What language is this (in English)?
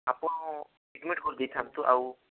Odia